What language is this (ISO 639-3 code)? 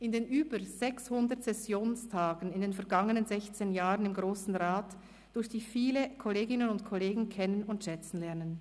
gsw